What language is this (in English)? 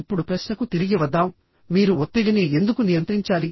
Telugu